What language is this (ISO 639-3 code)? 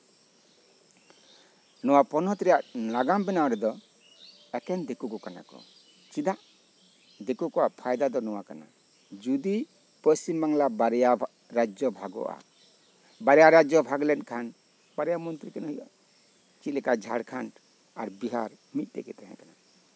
sat